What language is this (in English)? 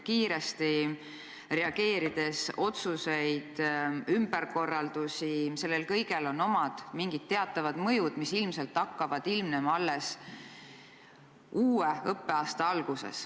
Estonian